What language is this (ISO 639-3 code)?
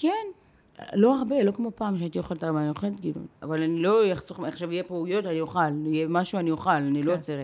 heb